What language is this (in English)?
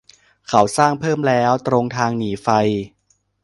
Thai